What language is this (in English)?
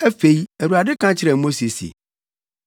Akan